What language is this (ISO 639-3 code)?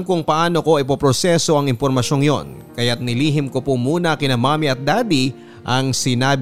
fil